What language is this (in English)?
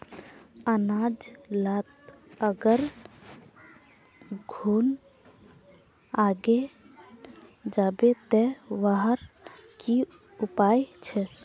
Magahi